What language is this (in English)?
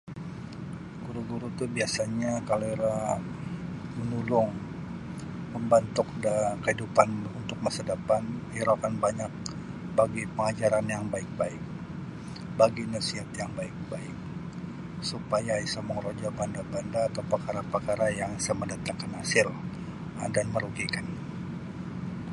Sabah Bisaya